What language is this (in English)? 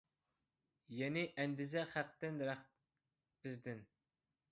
Uyghur